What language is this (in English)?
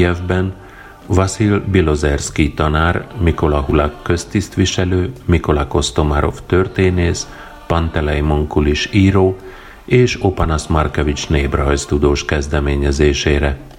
Hungarian